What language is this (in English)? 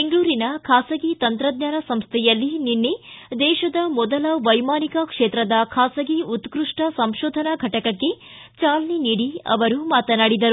Kannada